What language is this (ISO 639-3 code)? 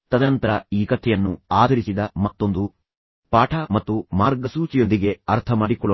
kan